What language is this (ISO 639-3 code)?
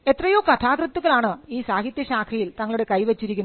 mal